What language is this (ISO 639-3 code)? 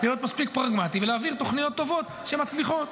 heb